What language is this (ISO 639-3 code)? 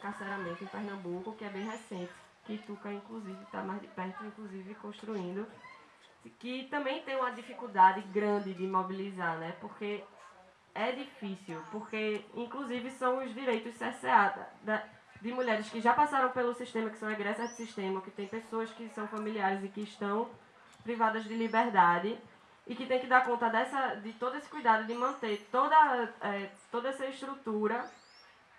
por